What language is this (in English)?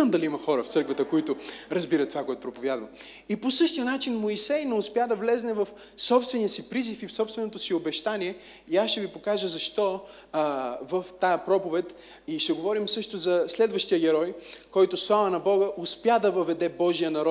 Bulgarian